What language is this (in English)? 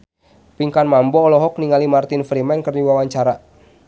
Sundanese